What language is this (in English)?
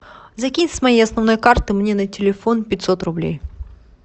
Russian